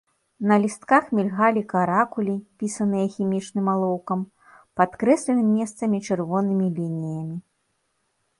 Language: Belarusian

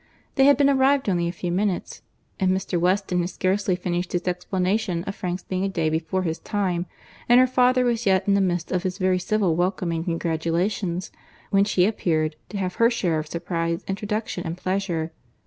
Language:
English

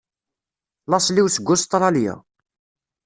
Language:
Kabyle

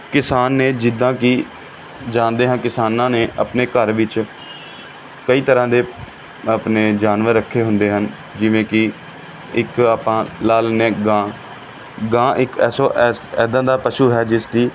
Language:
Punjabi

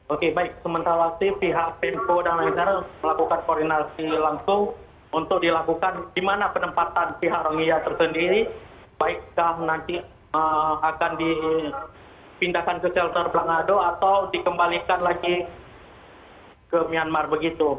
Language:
Indonesian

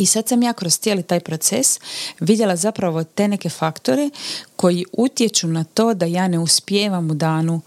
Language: Croatian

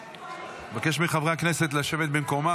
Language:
Hebrew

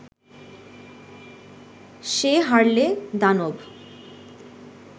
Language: Bangla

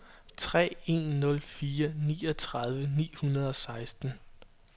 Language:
Danish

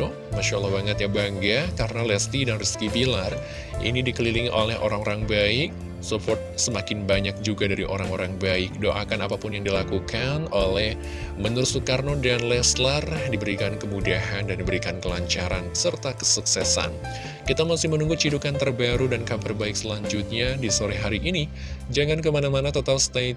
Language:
Indonesian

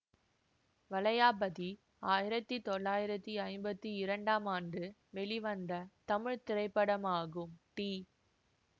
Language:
Tamil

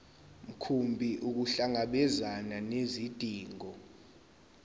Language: Zulu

